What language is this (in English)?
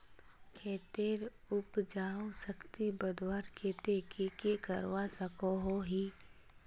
Magahi